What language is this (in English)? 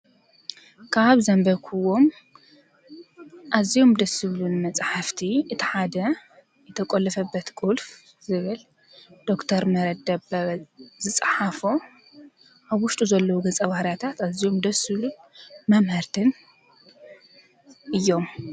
Tigrinya